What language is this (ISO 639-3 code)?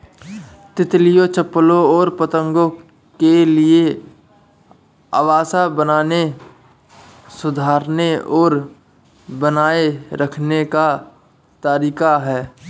hin